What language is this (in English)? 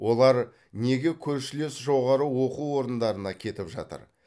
Kazakh